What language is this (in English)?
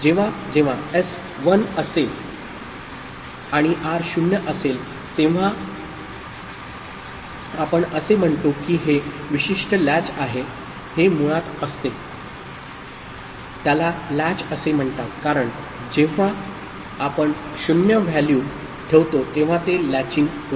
Marathi